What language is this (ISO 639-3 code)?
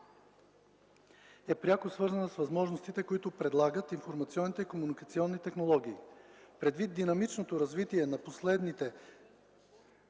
bul